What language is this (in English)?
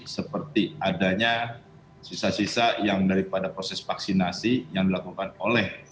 Indonesian